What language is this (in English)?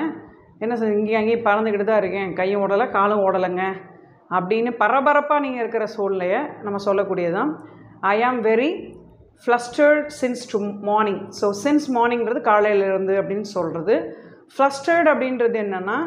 Tamil